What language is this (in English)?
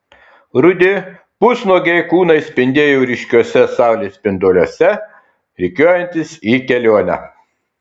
Lithuanian